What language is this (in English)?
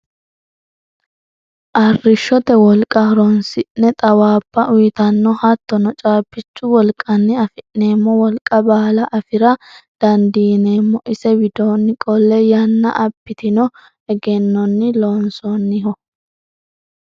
Sidamo